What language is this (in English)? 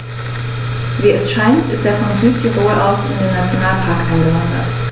German